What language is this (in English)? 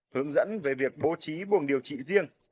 Vietnamese